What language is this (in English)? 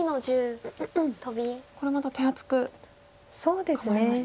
Japanese